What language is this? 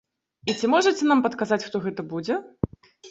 Belarusian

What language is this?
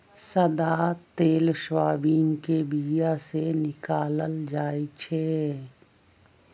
Magahi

